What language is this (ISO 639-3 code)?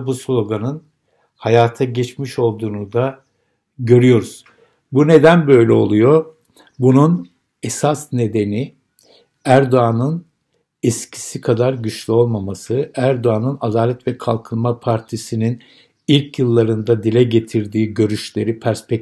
tur